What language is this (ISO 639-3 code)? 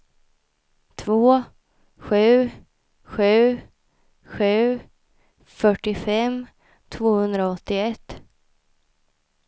swe